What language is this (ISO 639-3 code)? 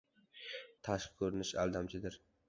uzb